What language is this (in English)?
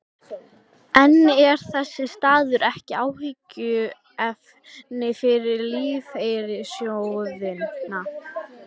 Icelandic